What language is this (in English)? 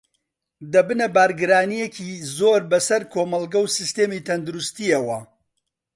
Central Kurdish